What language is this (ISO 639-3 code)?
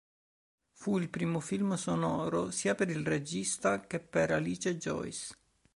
ita